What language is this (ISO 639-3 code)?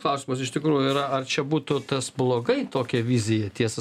lit